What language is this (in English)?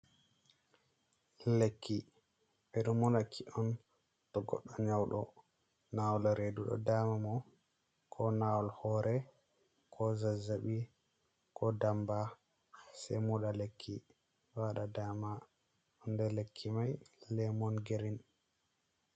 Fula